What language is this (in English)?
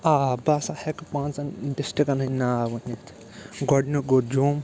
Kashmiri